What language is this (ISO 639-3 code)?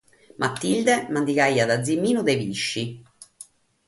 srd